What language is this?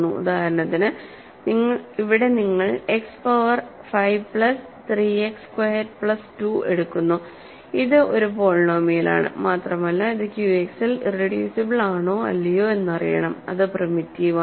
Malayalam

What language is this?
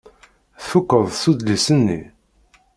Kabyle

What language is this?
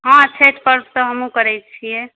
Maithili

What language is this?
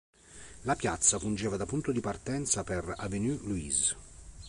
Italian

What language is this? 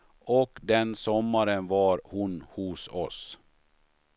Swedish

